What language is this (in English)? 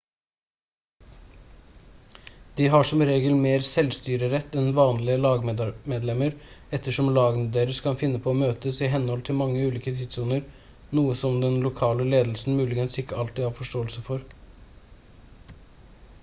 Norwegian Bokmål